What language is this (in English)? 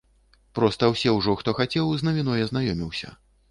Belarusian